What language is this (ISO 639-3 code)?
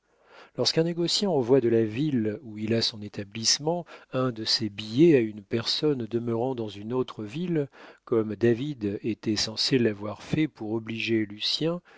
fra